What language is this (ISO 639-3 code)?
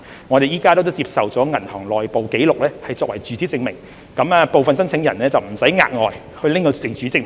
yue